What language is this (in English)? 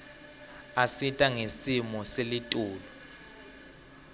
Swati